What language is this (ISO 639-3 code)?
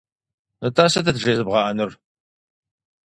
kbd